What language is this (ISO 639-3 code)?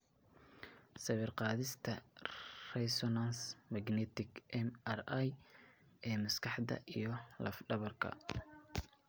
som